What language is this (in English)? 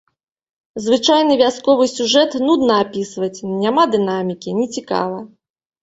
Belarusian